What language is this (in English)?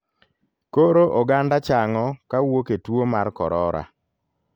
Luo (Kenya and Tanzania)